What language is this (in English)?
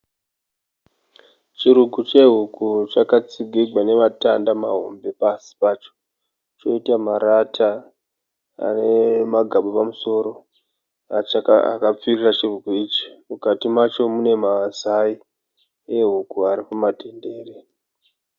Shona